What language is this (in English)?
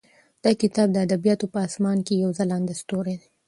Pashto